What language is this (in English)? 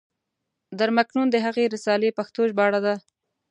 Pashto